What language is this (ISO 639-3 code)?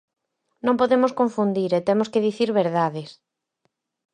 glg